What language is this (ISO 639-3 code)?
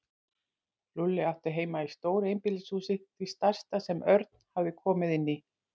isl